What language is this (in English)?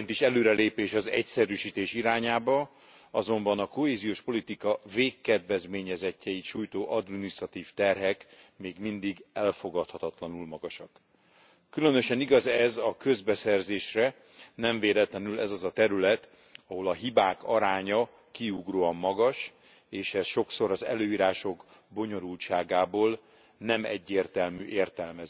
Hungarian